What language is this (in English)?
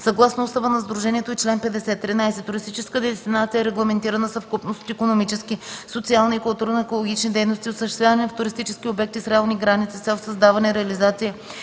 Bulgarian